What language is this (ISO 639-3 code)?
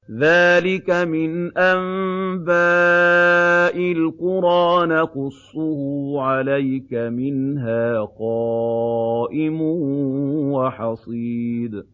ara